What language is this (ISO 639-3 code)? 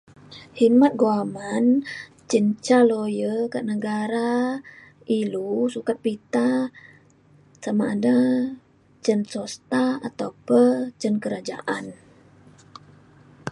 xkl